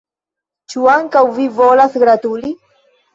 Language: Esperanto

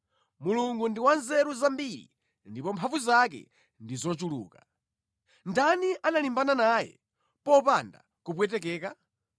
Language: Nyanja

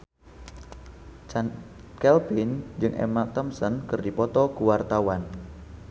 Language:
Sundanese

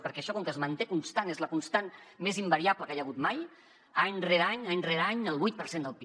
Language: Catalan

